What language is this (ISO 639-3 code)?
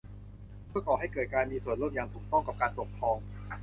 tha